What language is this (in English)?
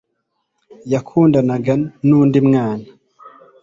Kinyarwanda